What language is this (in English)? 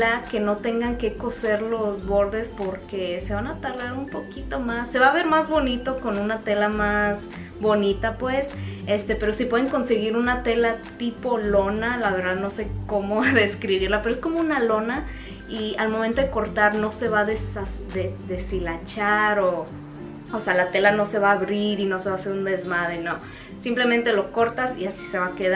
Spanish